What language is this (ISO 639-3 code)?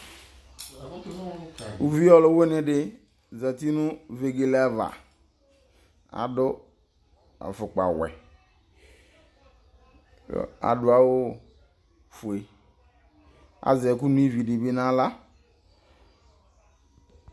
kpo